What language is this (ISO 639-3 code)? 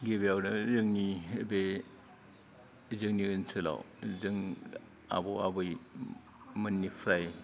brx